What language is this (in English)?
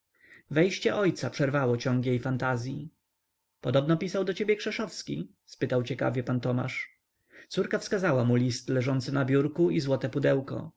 Polish